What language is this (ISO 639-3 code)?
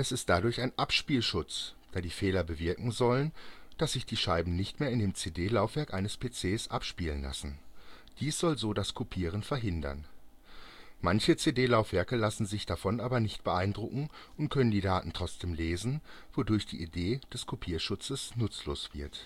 deu